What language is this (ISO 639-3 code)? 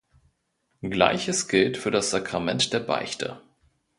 deu